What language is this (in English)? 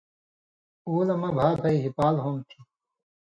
Indus Kohistani